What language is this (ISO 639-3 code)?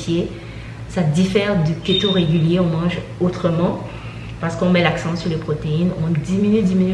fra